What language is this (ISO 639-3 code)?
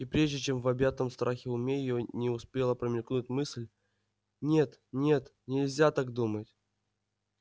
rus